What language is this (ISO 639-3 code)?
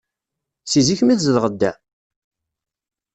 kab